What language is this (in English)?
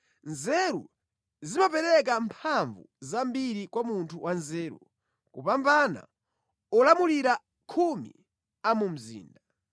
Nyanja